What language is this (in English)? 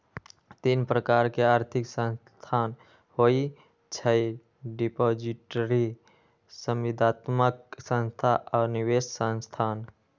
Magahi